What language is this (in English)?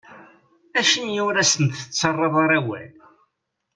Kabyle